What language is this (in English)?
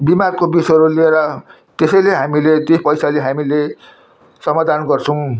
Nepali